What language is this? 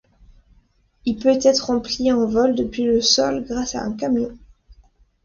French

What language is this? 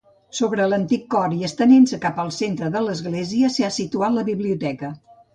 Catalan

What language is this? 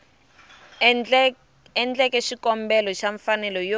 Tsonga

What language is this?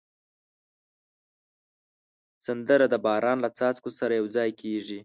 Pashto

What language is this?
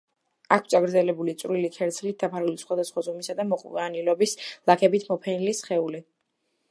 Georgian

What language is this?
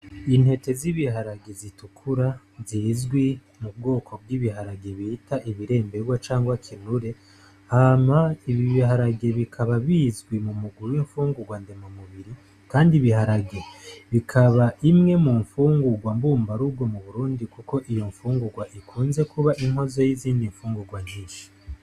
Rundi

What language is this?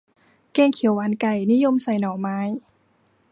Thai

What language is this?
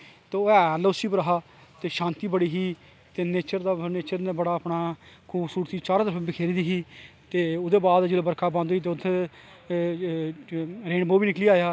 Dogri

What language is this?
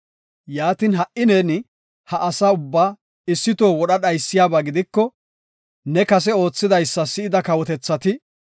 Gofa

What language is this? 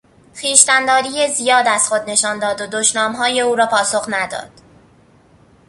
Persian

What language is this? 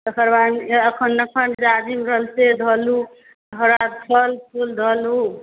Maithili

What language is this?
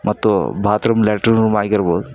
Kannada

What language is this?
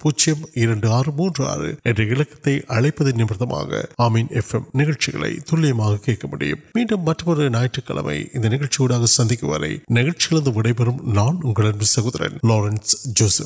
Urdu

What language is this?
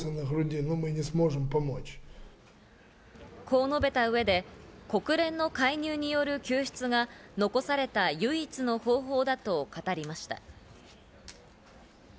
Japanese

